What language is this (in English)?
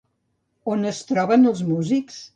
Catalan